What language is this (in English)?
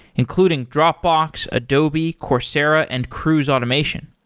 English